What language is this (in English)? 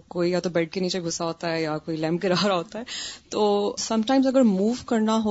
Urdu